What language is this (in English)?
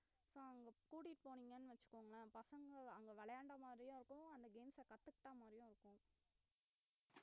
Tamil